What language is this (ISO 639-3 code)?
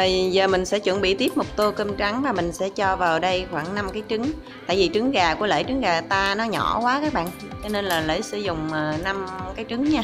vie